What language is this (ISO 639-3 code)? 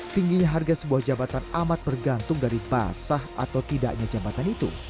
ind